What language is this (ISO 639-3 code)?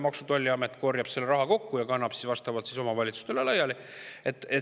est